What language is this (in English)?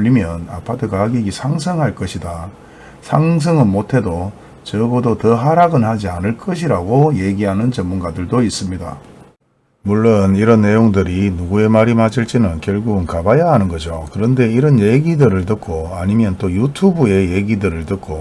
Korean